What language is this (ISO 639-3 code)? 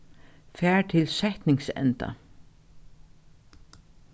fao